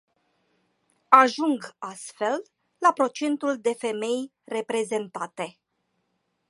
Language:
Romanian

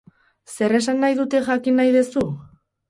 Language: Basque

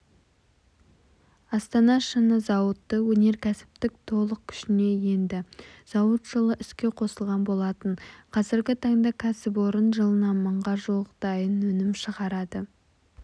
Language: Kazakh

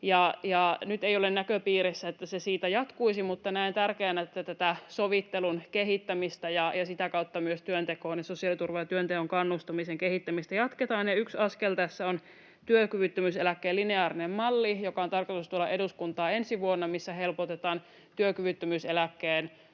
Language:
Finnish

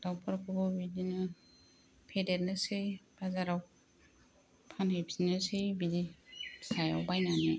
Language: Bodo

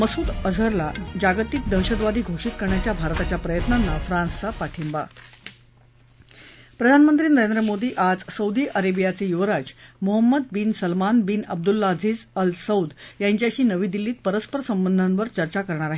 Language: Marathi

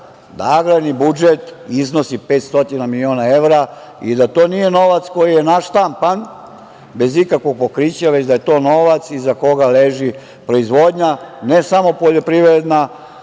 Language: Serbian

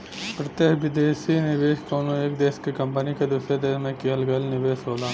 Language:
Bhojpuri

